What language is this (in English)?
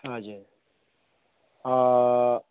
Nepali